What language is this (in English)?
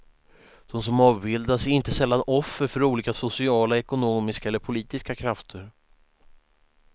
Swedish